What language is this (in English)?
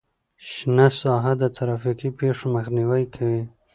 Pashto